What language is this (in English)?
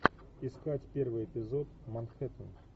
Russian